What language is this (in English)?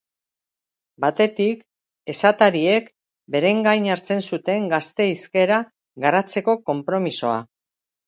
Basque